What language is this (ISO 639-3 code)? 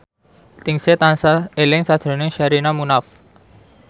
jav